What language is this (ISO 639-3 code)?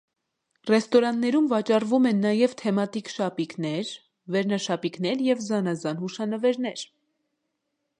hye